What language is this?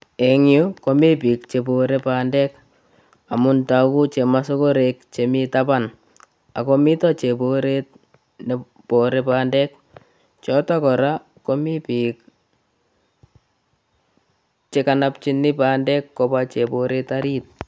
Kalenjin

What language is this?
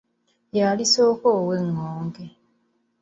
Ganda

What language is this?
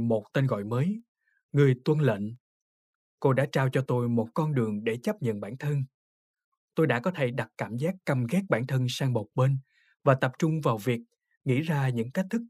Vietnamese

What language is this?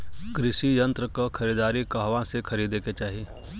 Bhojpuri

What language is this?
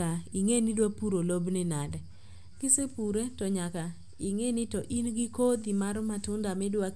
Luo (Kenya and Tanzania)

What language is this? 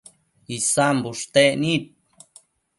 Matsés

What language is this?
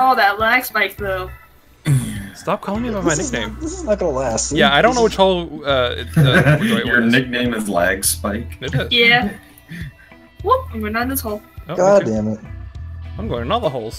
English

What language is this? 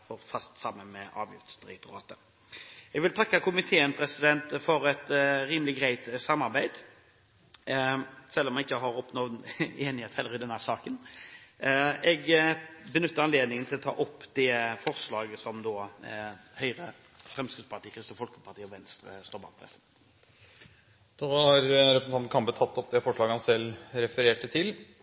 Norwegian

